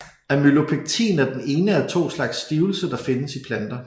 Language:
Danish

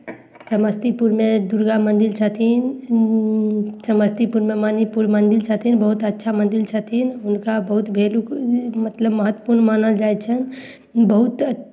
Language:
Maithili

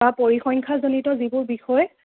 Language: Assamese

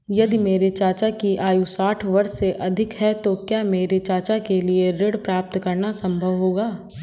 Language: Hindi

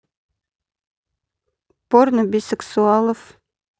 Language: Russian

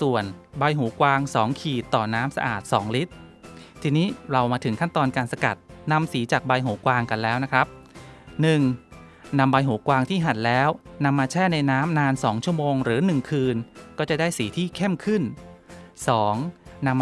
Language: Thai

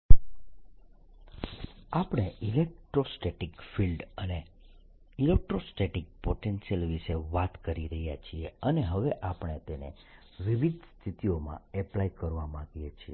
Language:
Gujarati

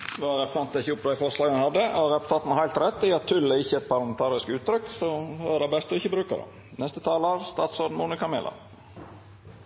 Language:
Norwegian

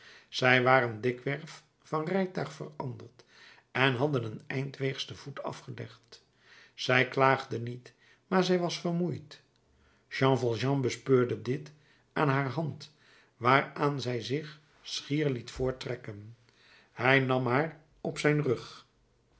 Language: Dutch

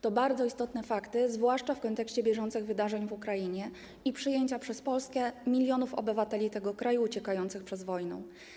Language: Polish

